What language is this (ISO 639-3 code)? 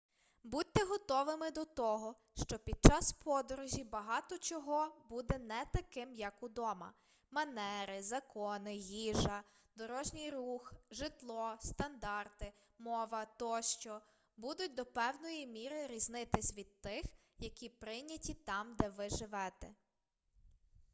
ukr